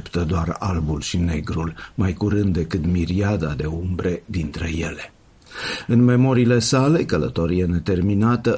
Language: Romanian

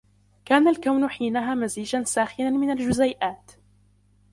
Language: Arabic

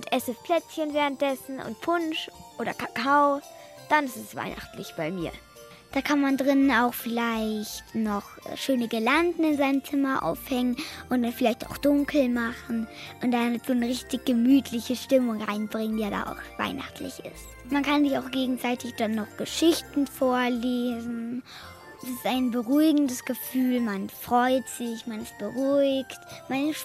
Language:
German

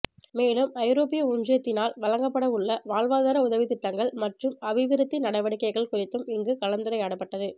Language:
Tamil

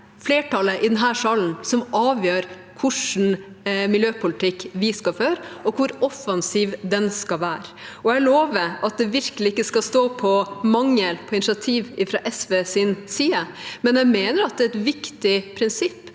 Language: Norwegian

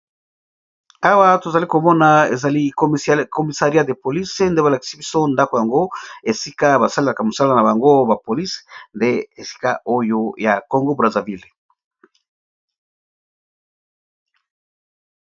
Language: Lingala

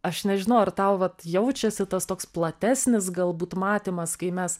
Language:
Lithuanian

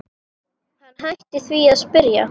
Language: Icelandic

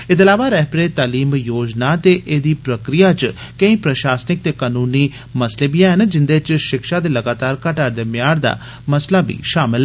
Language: Dogri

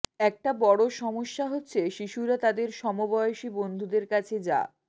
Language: Bangla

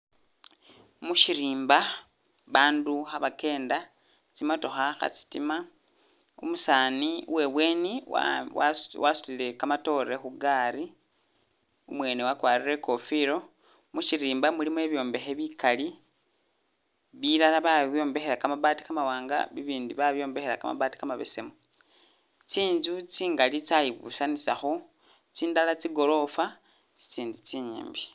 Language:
Masaaba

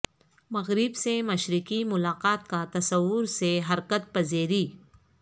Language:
Urdu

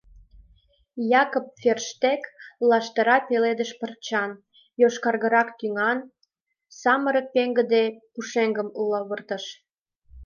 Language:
Mari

